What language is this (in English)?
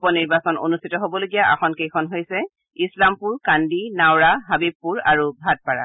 Assamese